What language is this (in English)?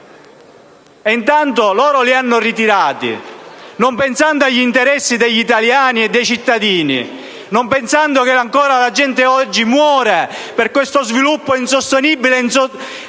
Italian